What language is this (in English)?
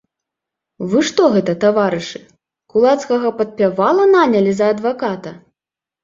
Belarusian